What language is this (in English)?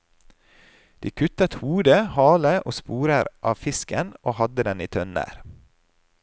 Norwegian